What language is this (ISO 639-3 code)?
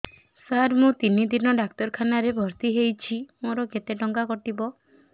ori